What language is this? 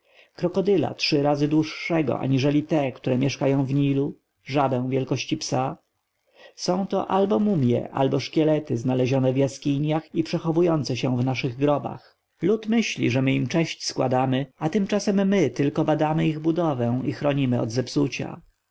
Polish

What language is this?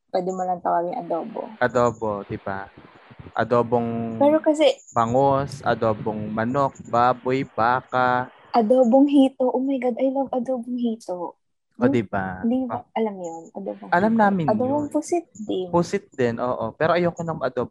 Filipino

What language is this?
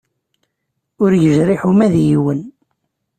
Kabyle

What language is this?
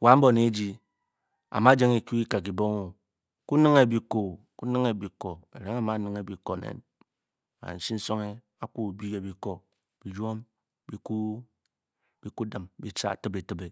Bokyi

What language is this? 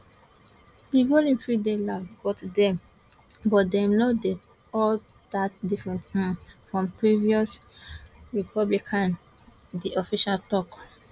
Nigerian Pidgin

